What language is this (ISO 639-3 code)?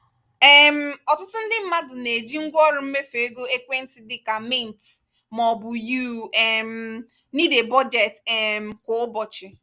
ibo